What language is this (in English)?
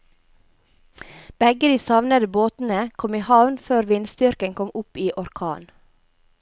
Norwegian